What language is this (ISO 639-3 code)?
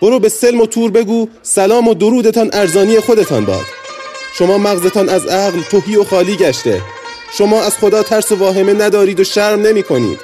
fas